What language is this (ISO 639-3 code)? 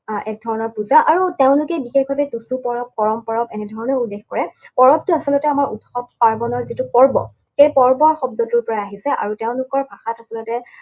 asm